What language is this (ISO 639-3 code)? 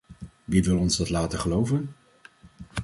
nld